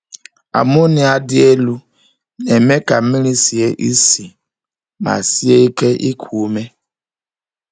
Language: Igbo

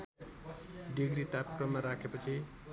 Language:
Nepali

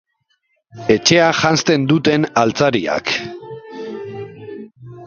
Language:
Basque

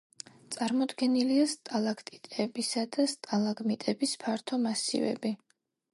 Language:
Georgian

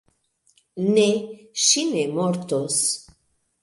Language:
Esperanto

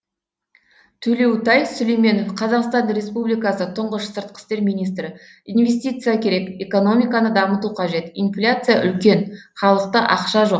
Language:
Kazakh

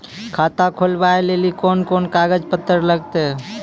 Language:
Maithili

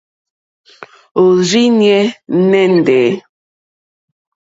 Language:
Mokpwe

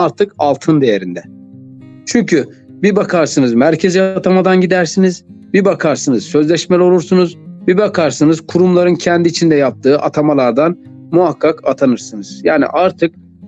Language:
Turkish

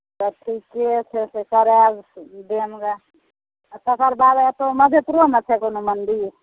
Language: Maithili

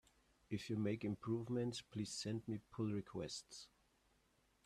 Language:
English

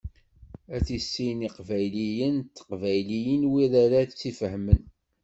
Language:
Kabyle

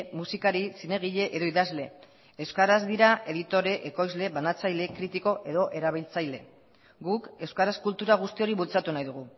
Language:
Basque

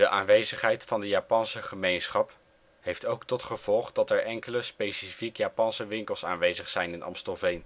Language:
Dutch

